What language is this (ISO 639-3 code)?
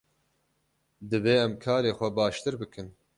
kur